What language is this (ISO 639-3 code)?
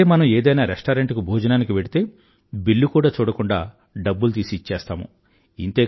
tel